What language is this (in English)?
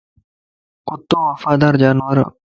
Lasi